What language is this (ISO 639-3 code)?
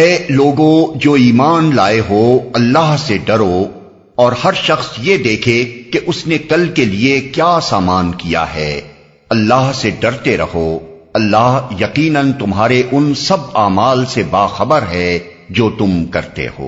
urd